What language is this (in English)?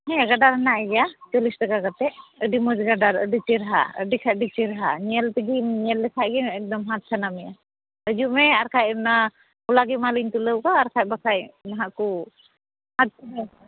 Santali